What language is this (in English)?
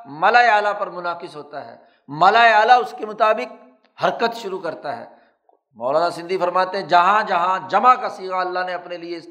Urdu